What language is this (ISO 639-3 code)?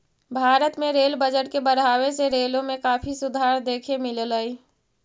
mag